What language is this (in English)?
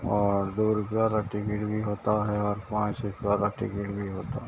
Urdu